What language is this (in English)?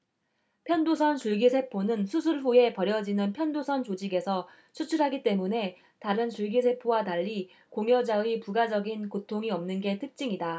Korean